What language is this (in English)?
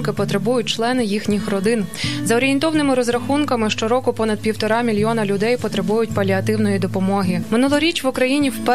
Ukrainian